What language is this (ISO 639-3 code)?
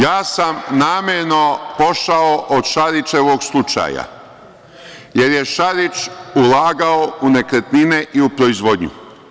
srp